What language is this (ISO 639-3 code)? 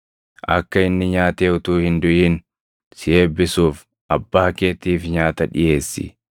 orm